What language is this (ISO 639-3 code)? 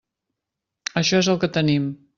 cat